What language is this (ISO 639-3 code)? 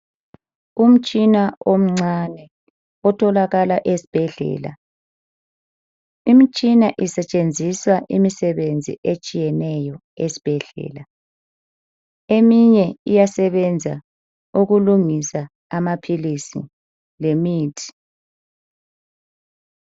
nde